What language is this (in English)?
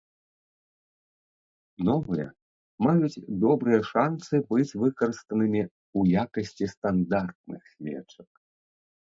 Belarusian